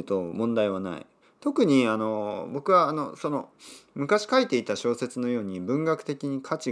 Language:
Japanese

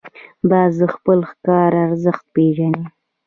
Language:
Pashto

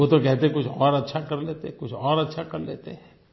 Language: Hindi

